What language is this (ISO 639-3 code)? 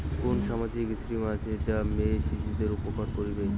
ben